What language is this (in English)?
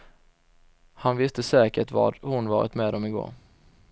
Swedish